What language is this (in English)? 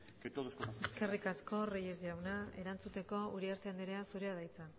Basque